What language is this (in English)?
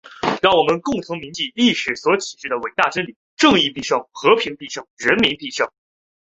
Chinese